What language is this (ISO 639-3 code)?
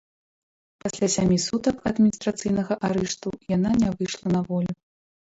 bel